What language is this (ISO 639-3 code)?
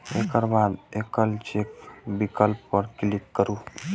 mai